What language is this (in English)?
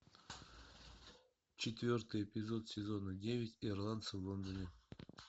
Russian